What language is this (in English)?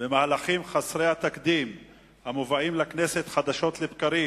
Hebrew